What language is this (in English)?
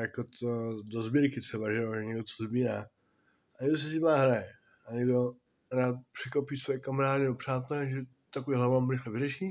Czech